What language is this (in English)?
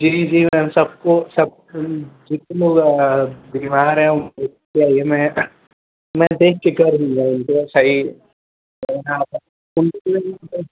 Hindi